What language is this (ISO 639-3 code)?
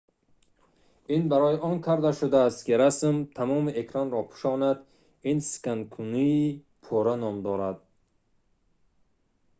tgk